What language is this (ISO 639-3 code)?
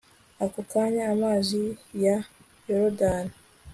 kin